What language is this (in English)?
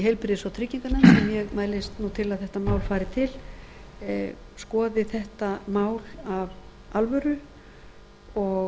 Icelandic